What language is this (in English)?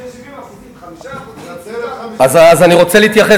Hebrew